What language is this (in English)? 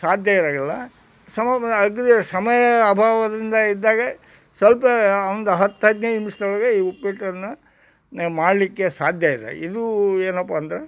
Kannada